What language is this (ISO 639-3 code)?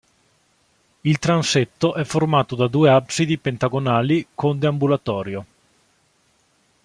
ita